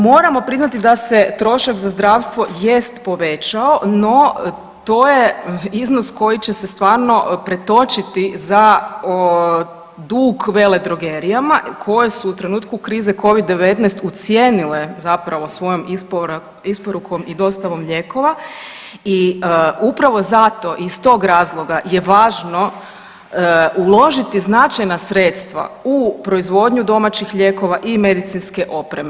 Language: Croatian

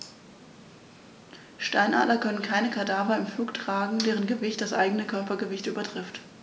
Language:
German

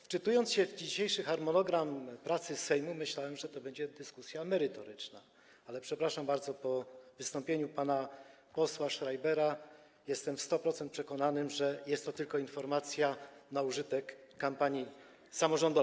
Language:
Polish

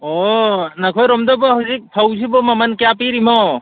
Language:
Manipuri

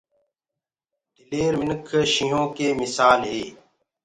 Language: Gurgula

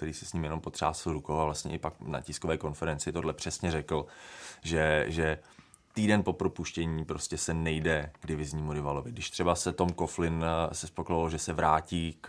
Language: Czech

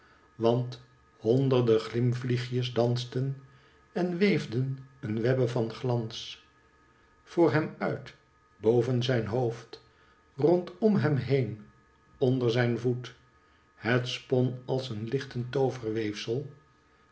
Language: Dutch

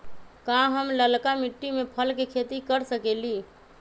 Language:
Magahi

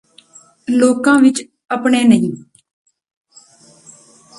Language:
Punjabi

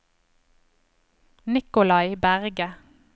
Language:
Norwegian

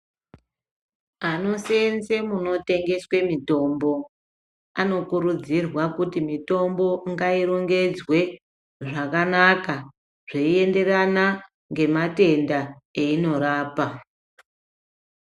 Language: Ndau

